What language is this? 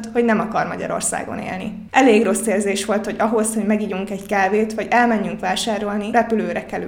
Hungarian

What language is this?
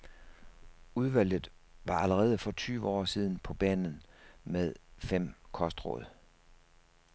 Danish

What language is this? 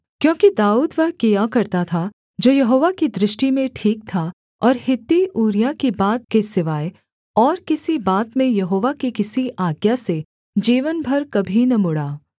Hindi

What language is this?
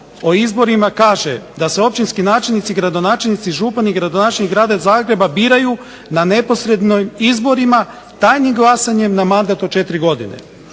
Croatian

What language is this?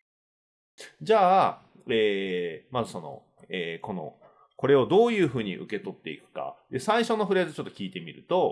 Japanese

